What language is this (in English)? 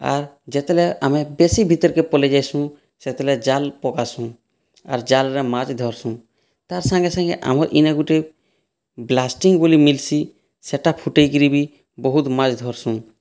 Odia